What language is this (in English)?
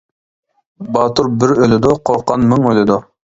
Uyghur